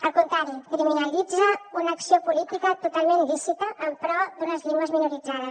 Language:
Catalan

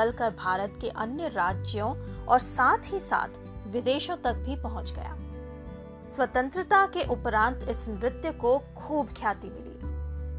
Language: Hindi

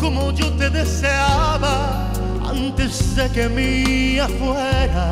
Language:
Arabic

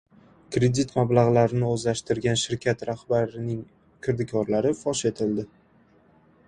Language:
Uzbek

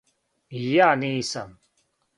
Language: Serbian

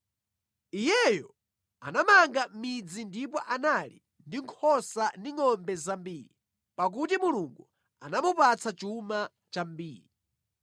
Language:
Nyanja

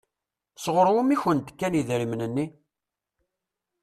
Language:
Kabyle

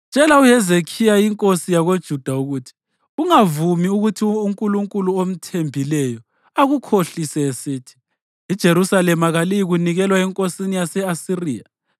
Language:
North Ndebele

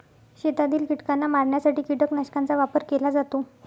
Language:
Marathi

